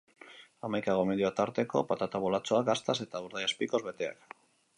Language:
Basque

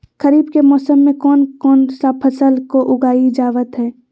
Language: Magahi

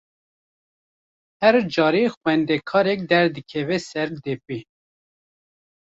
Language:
Kurdish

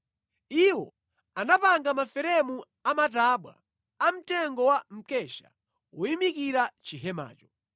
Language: Nyanja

